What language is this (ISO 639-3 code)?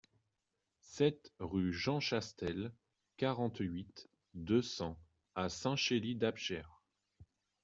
fra